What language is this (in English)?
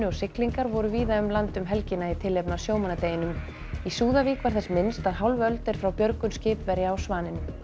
Icelandic